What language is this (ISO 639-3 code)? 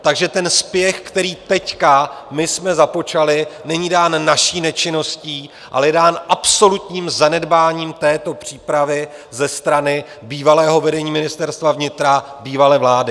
ces